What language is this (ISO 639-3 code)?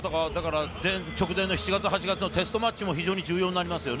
jpn